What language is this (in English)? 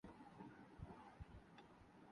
Urdu